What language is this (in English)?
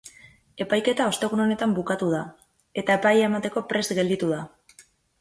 Basque